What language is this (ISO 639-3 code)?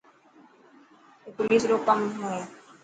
mki